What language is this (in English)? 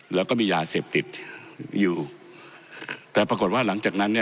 Thai